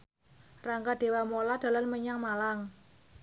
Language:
Javanese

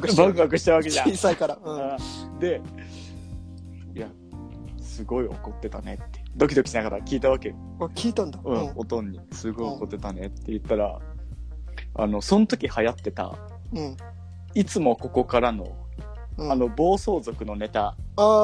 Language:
Japanese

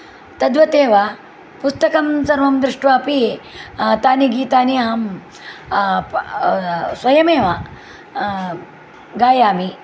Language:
Sanskrit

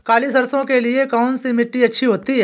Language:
Hindi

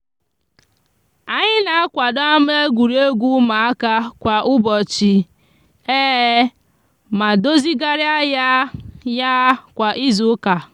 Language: Igbo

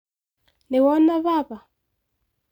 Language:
Kikuyu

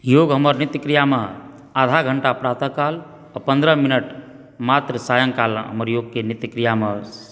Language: Maithili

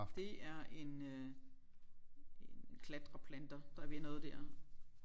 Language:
Danish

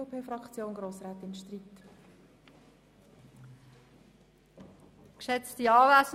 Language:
Swiss German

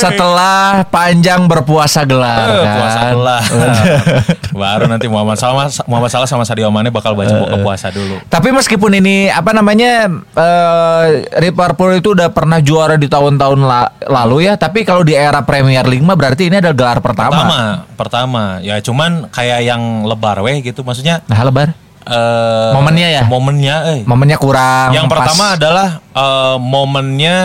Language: Indonesian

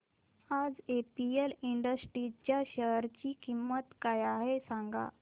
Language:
Marathi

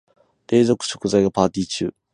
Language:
Japanese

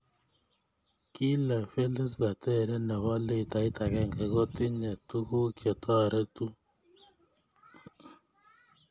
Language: Kalenjin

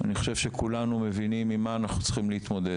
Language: Hebrew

